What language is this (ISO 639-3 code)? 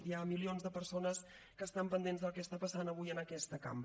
cat